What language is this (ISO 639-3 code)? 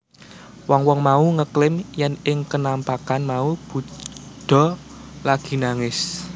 jav